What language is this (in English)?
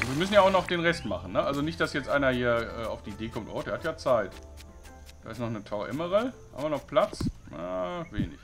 German